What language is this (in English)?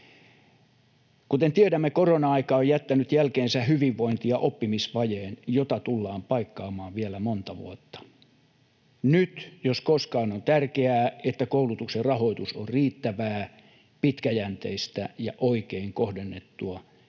Finnish